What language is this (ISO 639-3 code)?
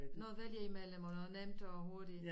dan